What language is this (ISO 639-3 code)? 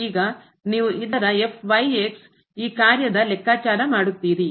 kan